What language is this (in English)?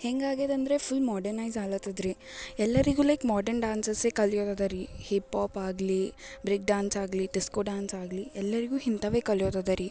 Kannada